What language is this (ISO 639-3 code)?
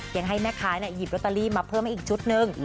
tha